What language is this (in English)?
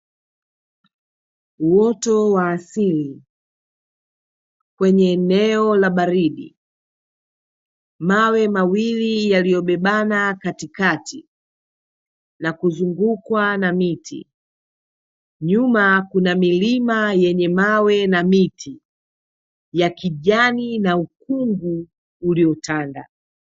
Swahili